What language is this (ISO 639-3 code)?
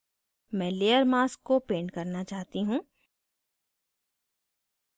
hin